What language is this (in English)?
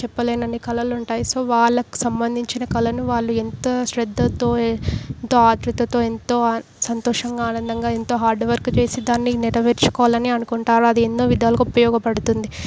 Telugu